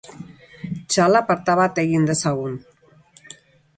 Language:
Basque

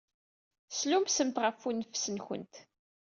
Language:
Kabyle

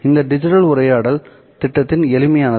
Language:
Tamil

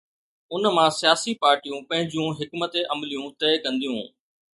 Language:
Sindhi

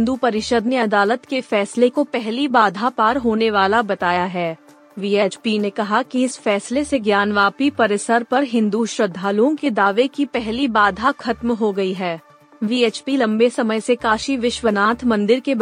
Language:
Hindi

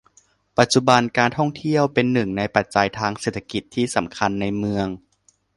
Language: Thai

